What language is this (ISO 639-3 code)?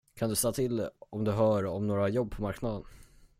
swe